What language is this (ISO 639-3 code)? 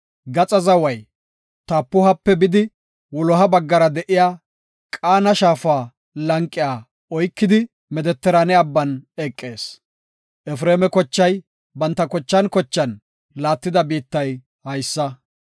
gof